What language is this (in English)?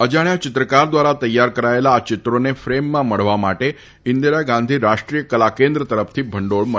Gujarati